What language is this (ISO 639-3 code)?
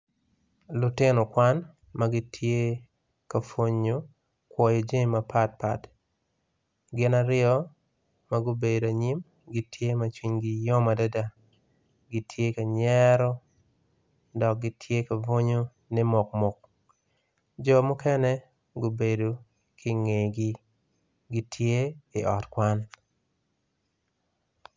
ach